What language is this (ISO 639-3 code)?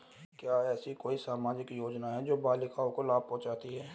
hin